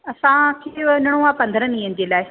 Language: Sindhi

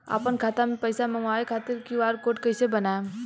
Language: Bhojpuri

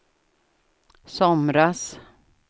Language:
Swedish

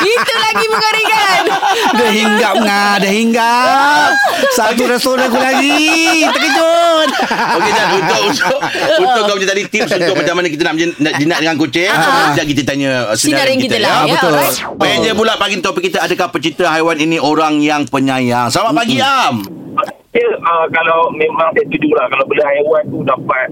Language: Malay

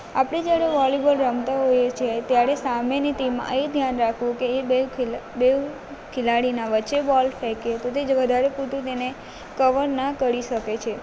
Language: Gujarati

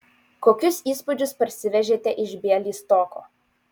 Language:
Lithuanian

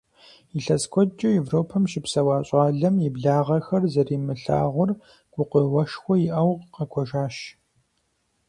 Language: Kabardian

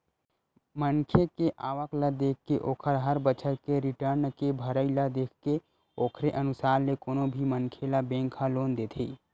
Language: Chhattisgarhi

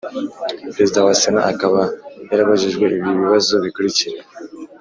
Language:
Kinyarwanda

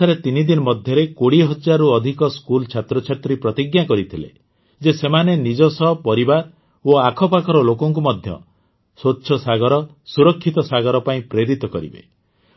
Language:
Odia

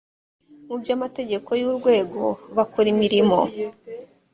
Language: Kinyarwanda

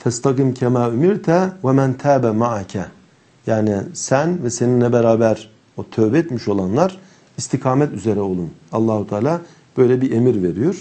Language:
Turkish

